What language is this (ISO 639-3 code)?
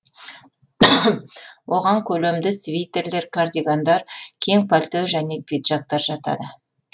kaz